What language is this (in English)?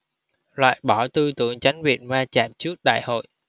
Vietnamese